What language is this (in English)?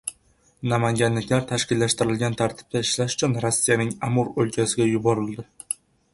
Uzbek